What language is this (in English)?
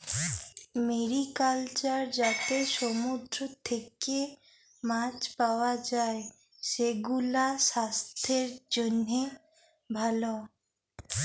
Bangla